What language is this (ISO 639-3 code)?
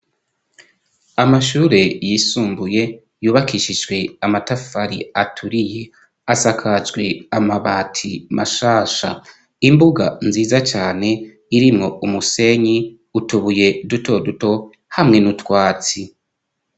run